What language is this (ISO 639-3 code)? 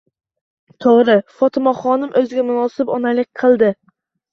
uzb